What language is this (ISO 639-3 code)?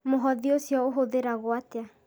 kik